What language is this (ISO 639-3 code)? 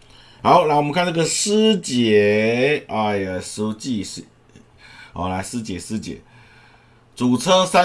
zho